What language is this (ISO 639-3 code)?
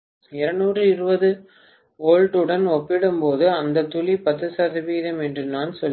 tam